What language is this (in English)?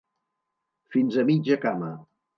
Catalan